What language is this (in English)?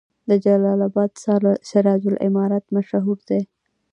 Pashto